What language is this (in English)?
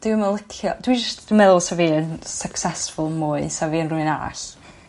Welsh